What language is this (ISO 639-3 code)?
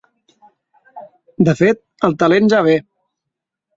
cat